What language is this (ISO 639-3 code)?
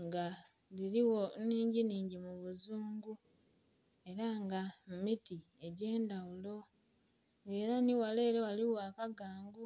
xog